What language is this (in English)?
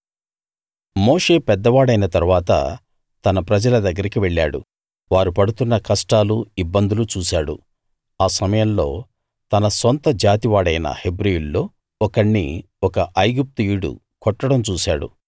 Telugu